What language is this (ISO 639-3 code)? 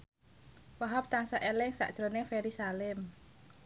jav